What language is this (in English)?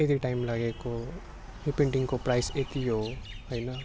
Nepali